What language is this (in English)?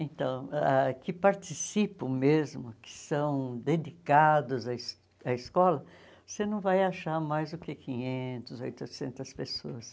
Portuguese